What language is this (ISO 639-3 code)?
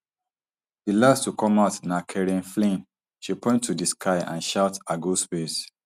pcm